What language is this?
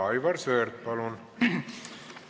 Estonian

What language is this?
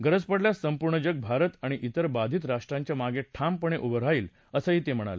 Marathi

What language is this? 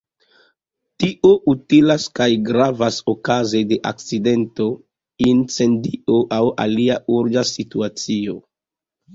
Esperanto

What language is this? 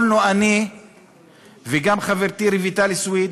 Hebrew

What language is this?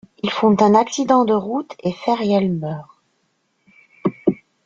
French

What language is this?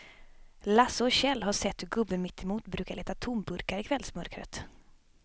Swedish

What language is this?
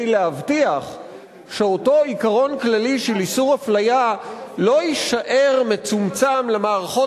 Hebrew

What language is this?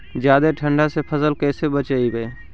Magahi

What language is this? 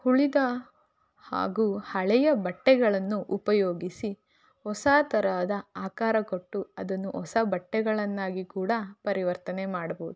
Kannada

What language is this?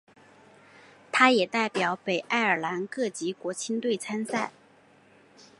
Chinese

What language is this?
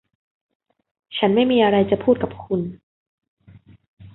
Thai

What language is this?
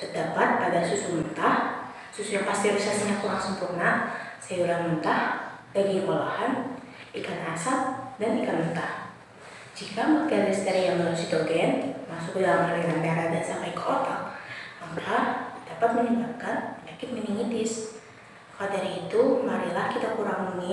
Indonesian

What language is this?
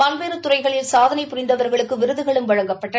Tamil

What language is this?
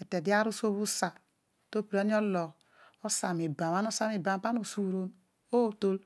Odual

